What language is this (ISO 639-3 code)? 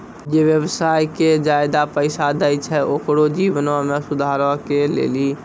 mai